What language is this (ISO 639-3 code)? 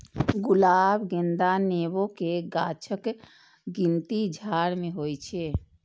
mai